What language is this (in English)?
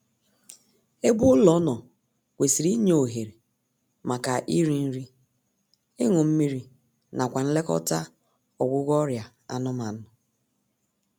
Igbo